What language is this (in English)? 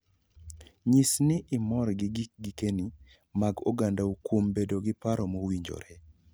Luo (Kenya and Tanzania)